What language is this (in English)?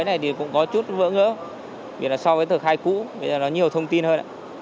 Vietnamese